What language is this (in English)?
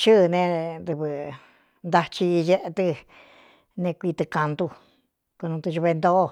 Cuyamecalco Mixtec